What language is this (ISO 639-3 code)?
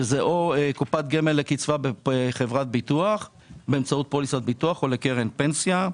heb